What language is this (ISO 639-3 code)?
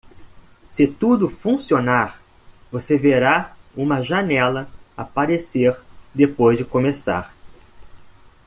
por